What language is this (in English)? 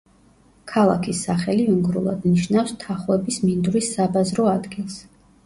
Georgian